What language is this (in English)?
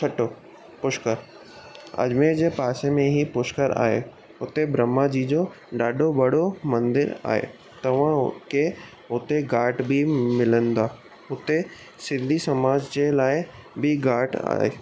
Sindhi